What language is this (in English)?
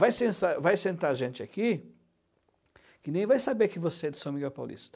Portuguese